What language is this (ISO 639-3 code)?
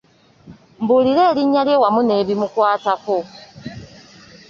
lug